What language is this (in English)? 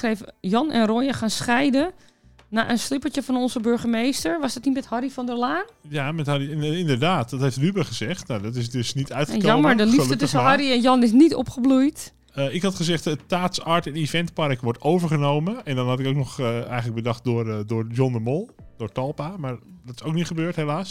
Dutch